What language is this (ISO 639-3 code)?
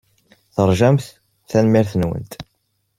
kab